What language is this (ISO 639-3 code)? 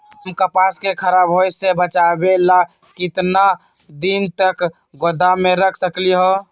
mag